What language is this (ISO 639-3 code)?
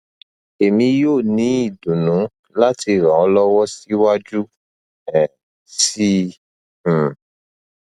yor